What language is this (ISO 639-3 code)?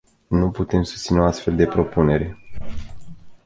ron